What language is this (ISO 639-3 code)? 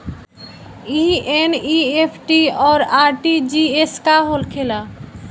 bho